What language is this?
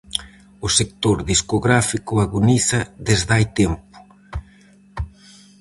Galician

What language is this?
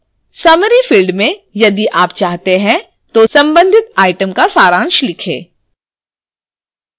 Hindi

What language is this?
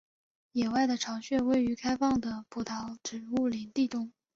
Chinese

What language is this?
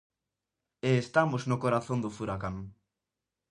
Galician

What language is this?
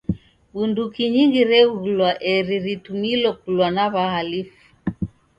Taita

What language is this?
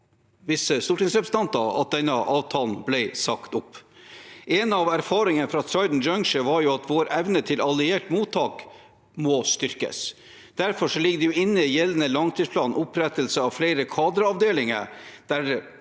Norwegian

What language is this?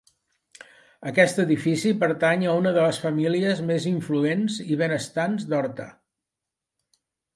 Catalan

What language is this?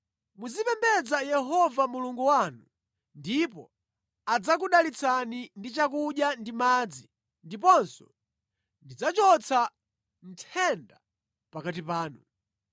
Nyanja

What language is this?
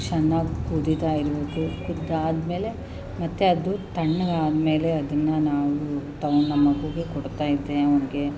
Kannada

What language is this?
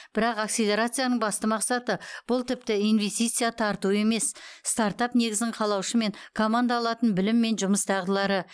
Kazakh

